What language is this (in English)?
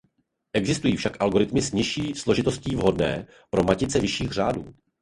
Czech